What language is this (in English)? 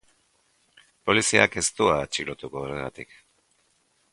Basque